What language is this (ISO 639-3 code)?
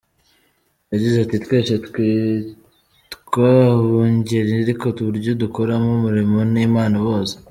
kin